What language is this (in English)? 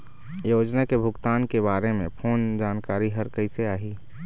Chhattisgarhi